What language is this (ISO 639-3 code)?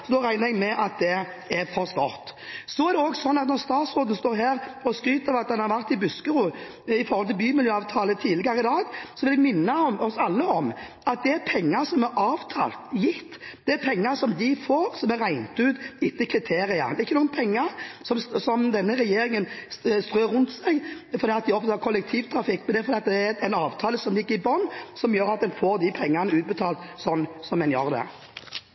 nor